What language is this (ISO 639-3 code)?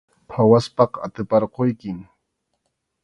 qxu